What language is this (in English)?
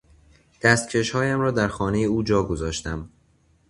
Persian